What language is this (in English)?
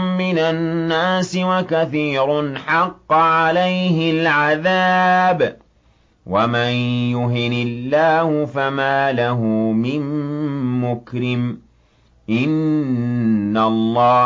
Arabic